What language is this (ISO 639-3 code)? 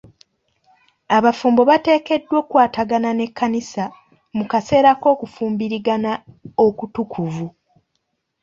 lug